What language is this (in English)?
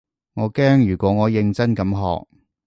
Cantonese